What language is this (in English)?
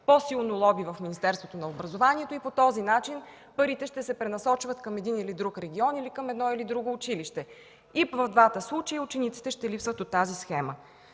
Bulgarian